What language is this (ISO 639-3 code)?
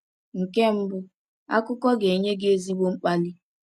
ibo